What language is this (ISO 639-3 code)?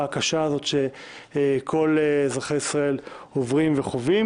heb